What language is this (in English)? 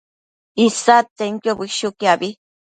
Matsés